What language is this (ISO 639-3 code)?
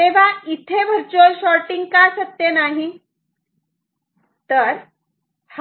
mar